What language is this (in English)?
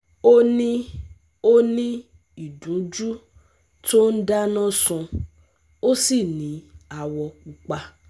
Yoruba